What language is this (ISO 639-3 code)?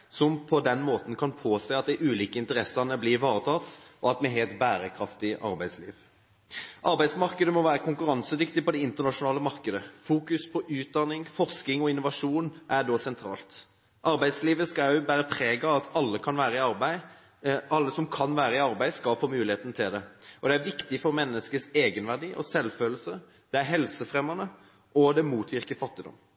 nob